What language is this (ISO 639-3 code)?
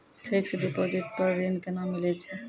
mai